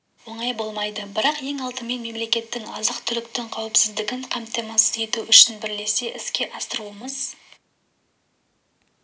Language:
Kazakh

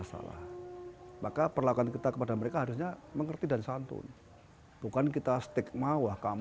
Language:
Indonesian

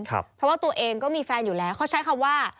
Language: Thai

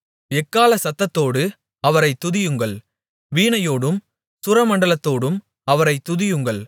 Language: Tamil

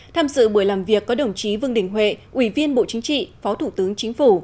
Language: Vietnamese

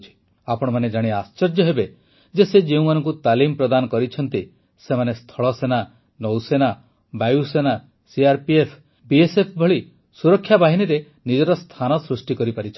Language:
Odia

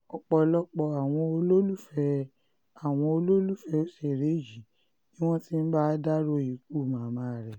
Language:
Yoruba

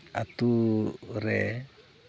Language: Santali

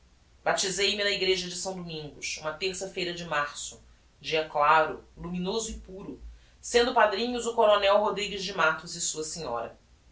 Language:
Portuguese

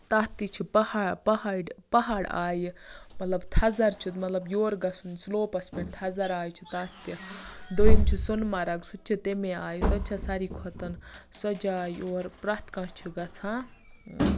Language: Kashmiri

